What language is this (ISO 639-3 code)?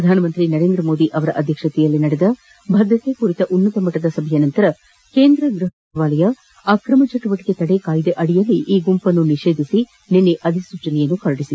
kan